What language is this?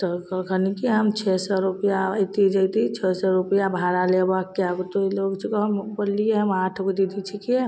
Maithili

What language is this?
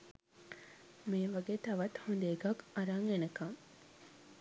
Sinhala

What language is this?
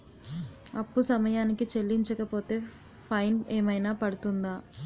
Telugu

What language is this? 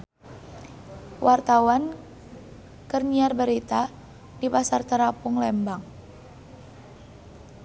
Sundanese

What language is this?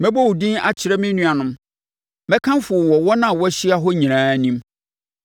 Akan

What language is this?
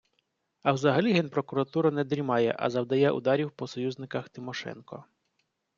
Ukrainian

